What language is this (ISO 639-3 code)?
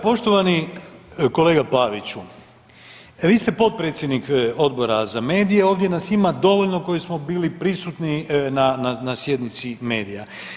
hrv